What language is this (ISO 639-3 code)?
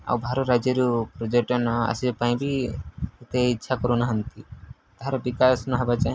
ori